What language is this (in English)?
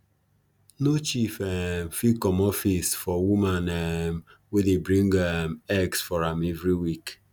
Nigerian Pidgin